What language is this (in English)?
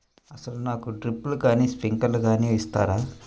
Telugu